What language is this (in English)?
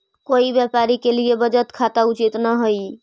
Magahi